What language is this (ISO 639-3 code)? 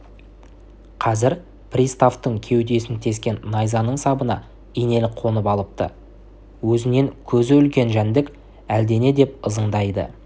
kaz